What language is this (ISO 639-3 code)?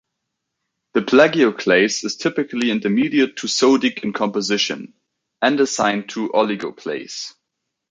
eng